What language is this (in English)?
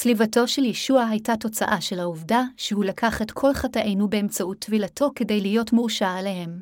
Hebrew